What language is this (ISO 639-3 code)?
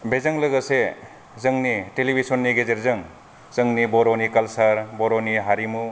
brx